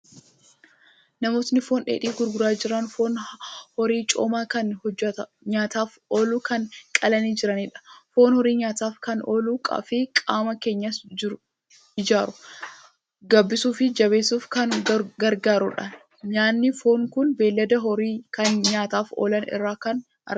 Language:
Oromo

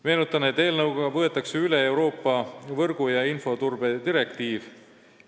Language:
Estonian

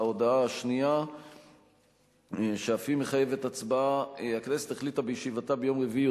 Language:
Hebrew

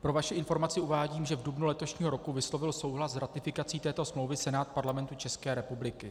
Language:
Czech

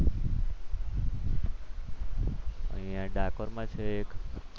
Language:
Gujarati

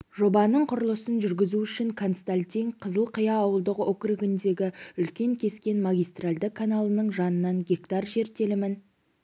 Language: Kazakh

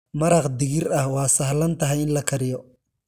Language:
Somali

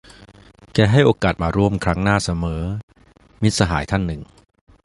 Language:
Thai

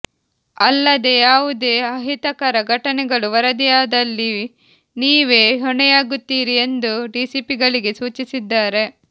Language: Kannada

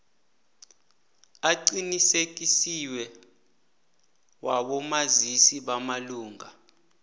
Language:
South Ndebele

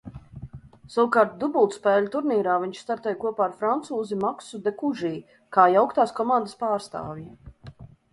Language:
Latvian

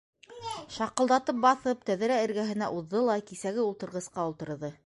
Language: Bashkir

